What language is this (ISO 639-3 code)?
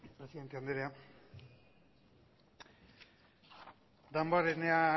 eus